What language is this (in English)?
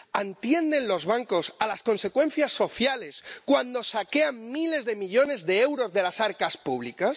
Spanish